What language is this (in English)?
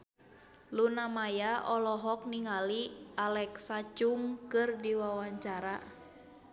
Sundanese